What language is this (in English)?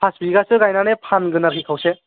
Bodo